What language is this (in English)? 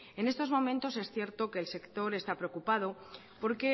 Spanish